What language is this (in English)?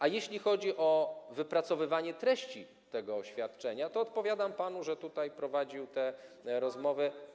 Polish